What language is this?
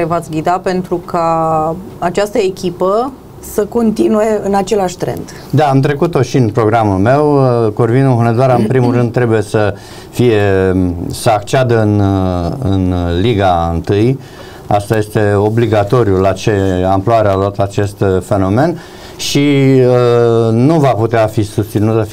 Romanian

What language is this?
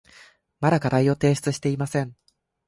Japanese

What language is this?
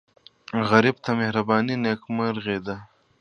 Pashto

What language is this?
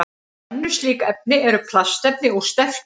Icelandic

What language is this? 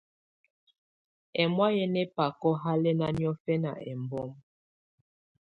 Tunen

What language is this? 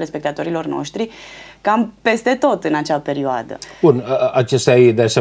Romanian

